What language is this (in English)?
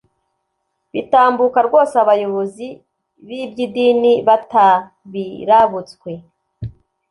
Kinyarwanda